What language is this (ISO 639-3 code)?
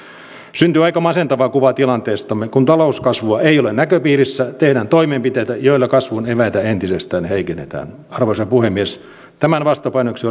fin